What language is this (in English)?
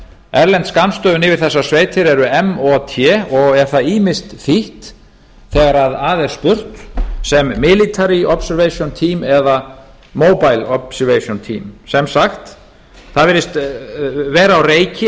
Icelandic